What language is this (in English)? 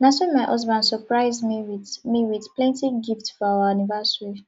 Nigerian Pidgin